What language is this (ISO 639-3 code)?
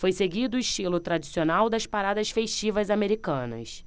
por